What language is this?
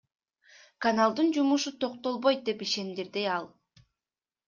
Kyrgyz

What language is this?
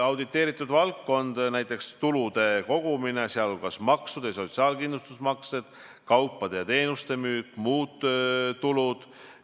Estonian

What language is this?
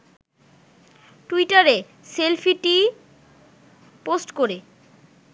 Bangla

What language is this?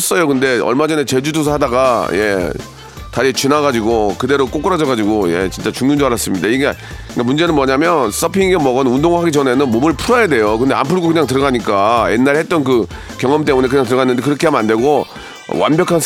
Korean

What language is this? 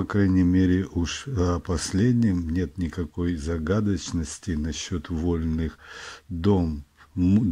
Russian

